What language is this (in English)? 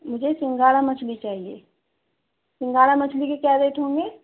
Urdu